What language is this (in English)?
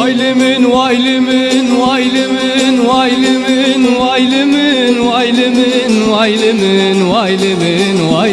Turkish